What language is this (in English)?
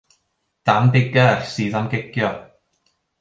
Welsh